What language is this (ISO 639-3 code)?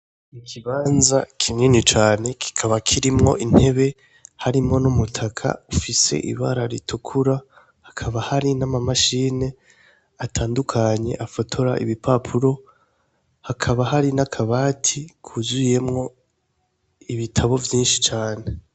run